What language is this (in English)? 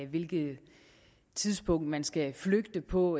Danish